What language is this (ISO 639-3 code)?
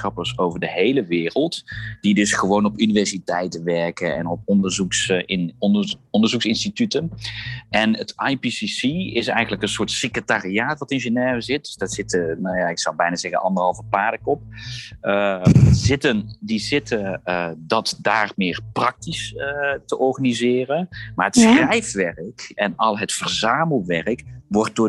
nld